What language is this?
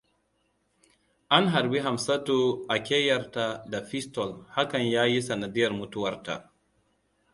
Hausa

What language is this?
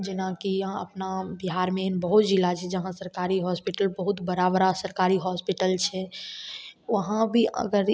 Maithili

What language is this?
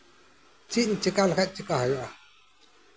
Santali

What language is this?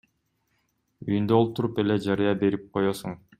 Kyrgyz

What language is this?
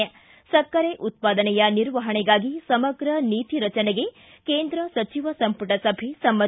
Kannada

